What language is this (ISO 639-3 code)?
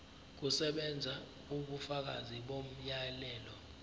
zul